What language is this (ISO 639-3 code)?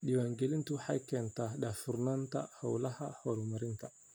som